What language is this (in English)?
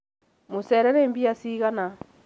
Kikuyu